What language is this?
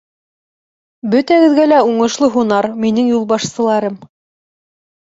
Bashkir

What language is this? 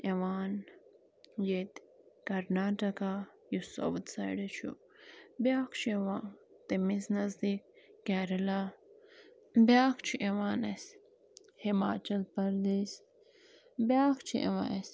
Kashmiri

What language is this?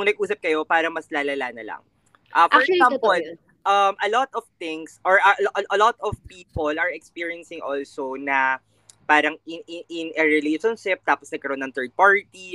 Filipino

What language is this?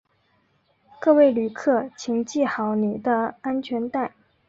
Chinese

